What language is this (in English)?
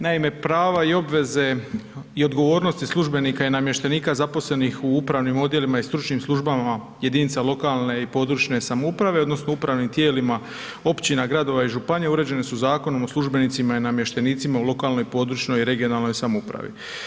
Croatian